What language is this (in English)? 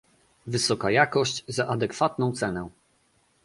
Polish